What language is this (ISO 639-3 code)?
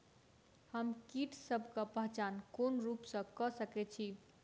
mai